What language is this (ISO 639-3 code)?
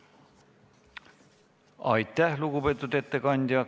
est